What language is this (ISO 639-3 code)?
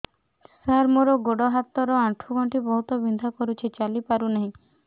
ori